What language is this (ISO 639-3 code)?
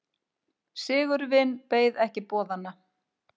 isl